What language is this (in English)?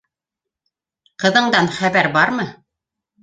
Bashkir